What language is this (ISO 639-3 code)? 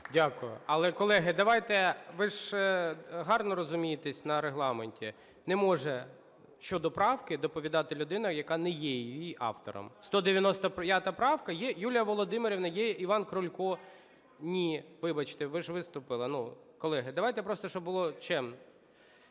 ukr